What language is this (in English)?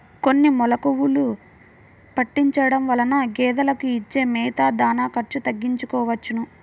Telugu